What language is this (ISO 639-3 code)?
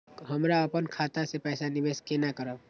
mai